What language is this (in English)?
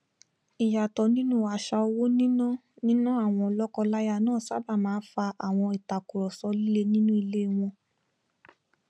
Yoruba